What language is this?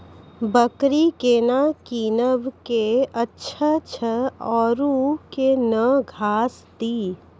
Maithili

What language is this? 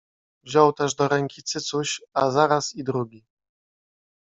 Polish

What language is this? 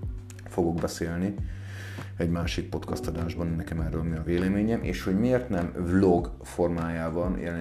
Hungarian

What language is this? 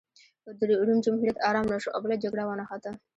Pashto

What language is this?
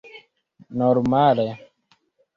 Esperanto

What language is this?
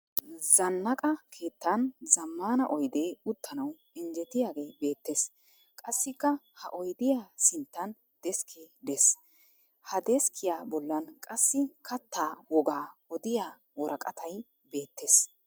Wolaytta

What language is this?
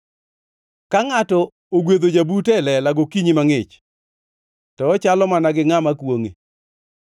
Luo (Kenya and Tanzania)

